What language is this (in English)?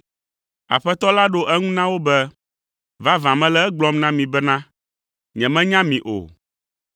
Ewe